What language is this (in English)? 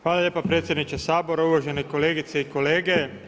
Croatian